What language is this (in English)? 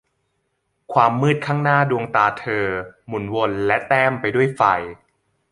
Thai